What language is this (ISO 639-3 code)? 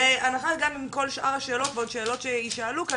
heb